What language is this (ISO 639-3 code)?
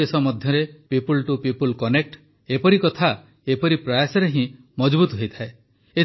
ori